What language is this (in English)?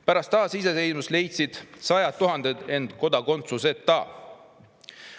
Estonian